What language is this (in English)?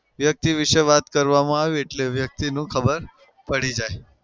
Gujarati